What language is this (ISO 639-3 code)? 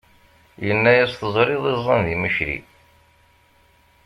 kab